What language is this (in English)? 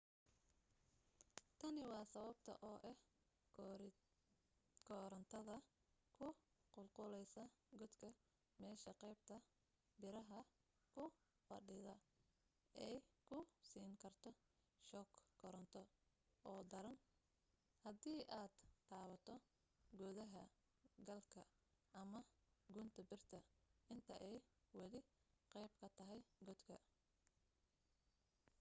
Somali